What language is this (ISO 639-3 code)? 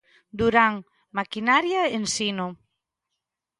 glg